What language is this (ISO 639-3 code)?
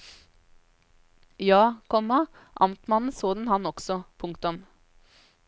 nor